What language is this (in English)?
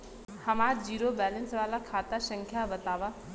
Bhojpuri